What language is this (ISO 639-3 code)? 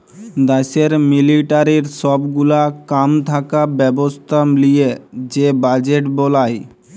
ben